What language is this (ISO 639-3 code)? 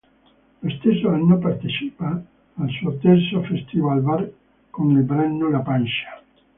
ita